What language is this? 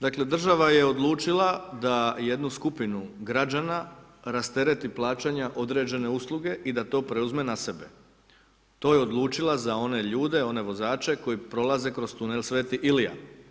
Croatian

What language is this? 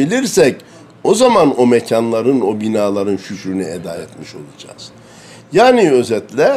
Turkish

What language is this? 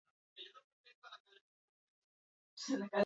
Basque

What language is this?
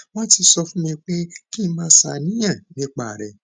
Yoruba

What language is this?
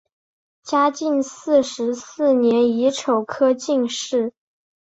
Chinese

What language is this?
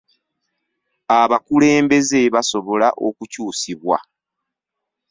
Ganda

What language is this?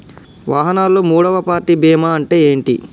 Telugu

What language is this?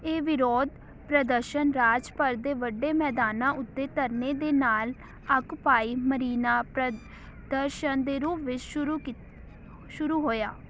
Punjabi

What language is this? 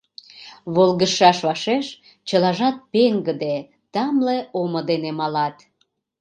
Mari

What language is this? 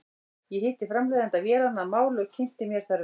Icelandic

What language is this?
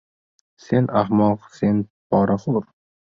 Uzbek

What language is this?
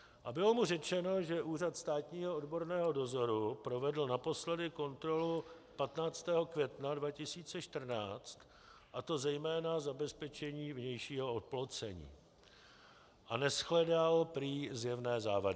Czech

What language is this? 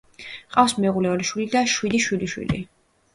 Georgian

